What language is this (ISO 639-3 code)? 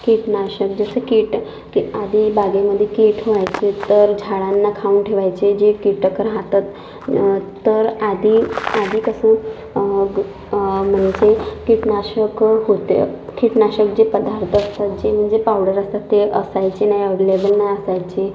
mar